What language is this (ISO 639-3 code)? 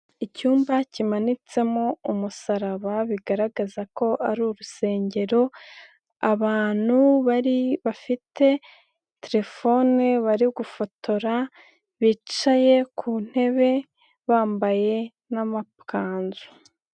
kin